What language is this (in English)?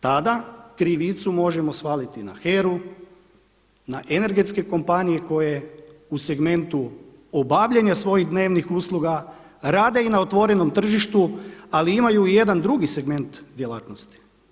Croatian